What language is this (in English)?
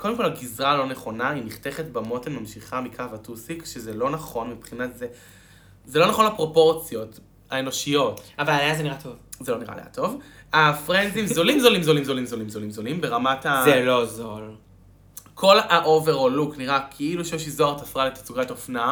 Hebrew